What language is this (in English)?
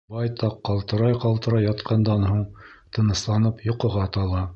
Bashkir